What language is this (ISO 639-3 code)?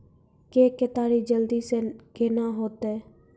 mai